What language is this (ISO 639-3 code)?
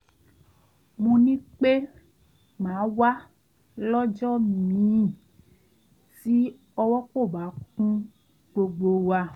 yor